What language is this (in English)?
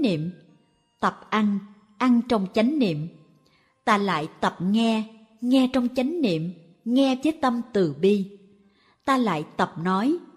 Vietnamese